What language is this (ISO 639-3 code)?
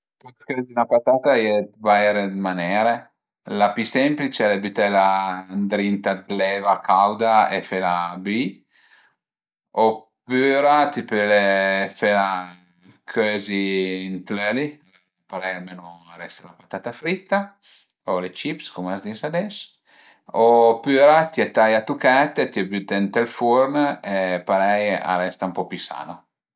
pms